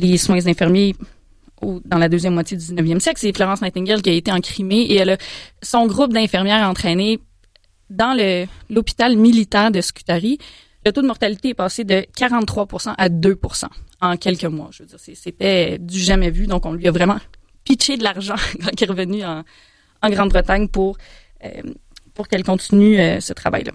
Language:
French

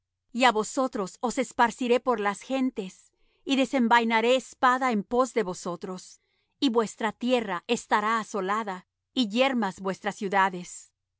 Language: Spanish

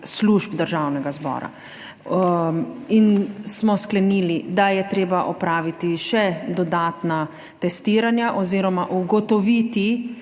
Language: Slovenian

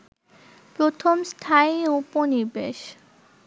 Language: Bangla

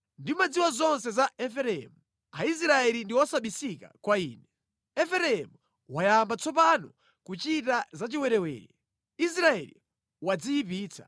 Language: Nyanja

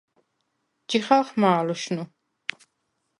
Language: Svan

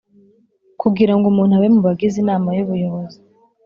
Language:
Kinyarwanda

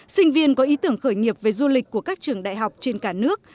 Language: Vietnamese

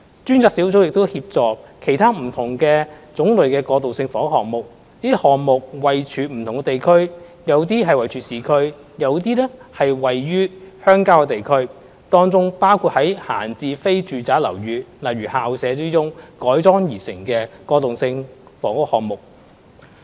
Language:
Cantonese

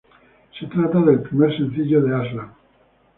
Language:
Spanish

